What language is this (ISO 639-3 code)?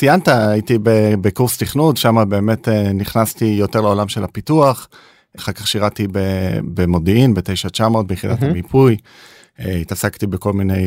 heb